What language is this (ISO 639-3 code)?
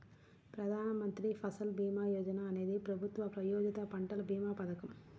tel